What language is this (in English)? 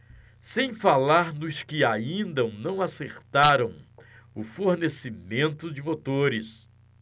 Portuguese